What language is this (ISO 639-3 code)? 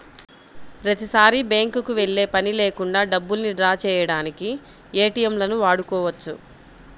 tel